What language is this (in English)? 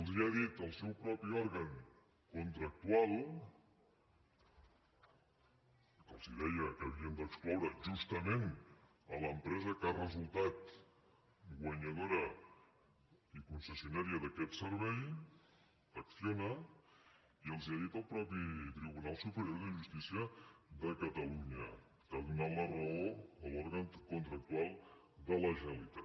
Catalan